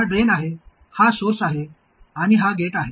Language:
Marathi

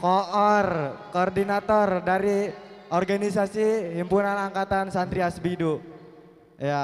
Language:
Indonesian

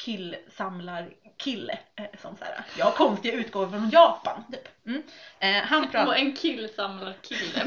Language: Swedish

